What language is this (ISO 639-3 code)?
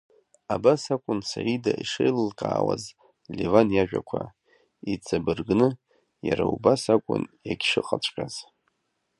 abk